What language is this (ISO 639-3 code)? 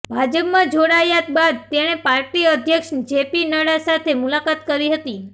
guj